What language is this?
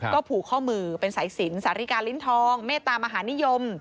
Thai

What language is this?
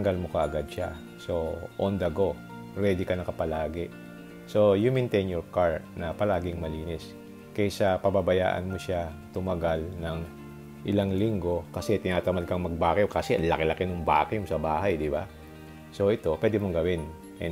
Filipino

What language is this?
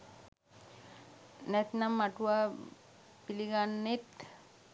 Sinhala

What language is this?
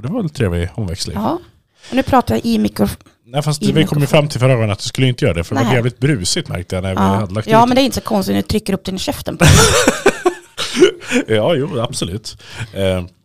Swedish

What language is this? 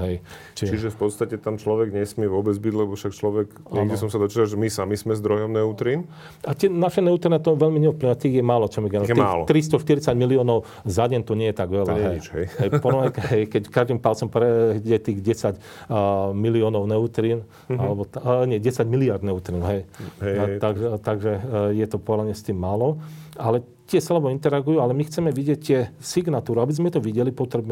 Slovak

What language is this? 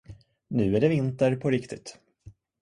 Swedish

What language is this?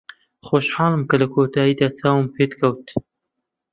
Central Kurdish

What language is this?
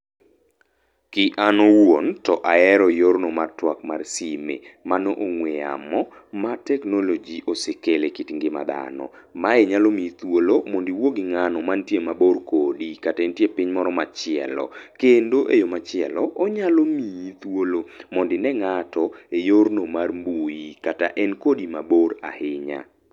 Luo (Kenya and Tanzania)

